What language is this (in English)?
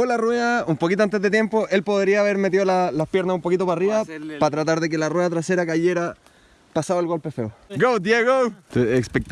Spanish